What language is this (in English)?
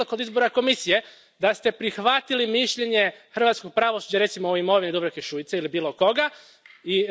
Croatian